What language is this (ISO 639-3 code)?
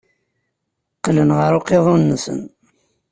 kab